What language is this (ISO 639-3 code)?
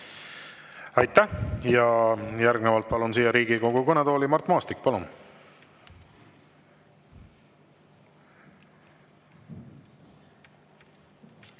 est